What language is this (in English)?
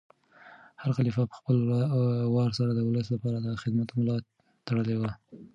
Pashto